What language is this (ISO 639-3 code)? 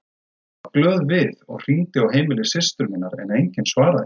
isl